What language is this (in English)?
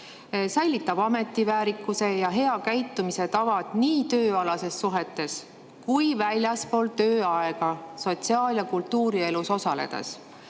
Estonian